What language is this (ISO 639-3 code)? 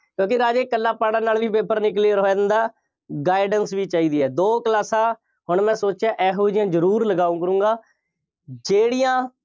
pan